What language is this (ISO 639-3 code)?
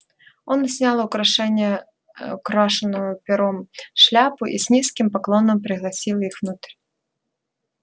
rus